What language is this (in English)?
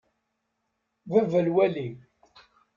Kabyle